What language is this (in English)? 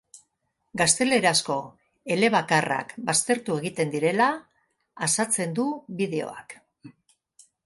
Basque